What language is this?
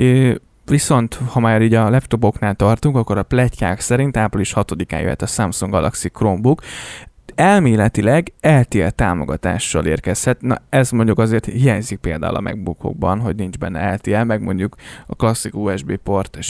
Hungarian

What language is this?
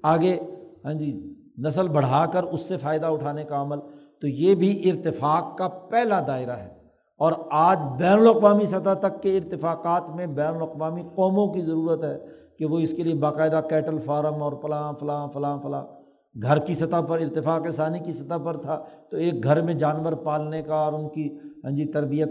Urdu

